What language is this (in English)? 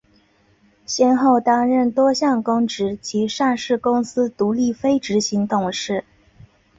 Chinese